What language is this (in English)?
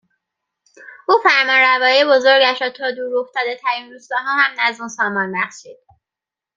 Persian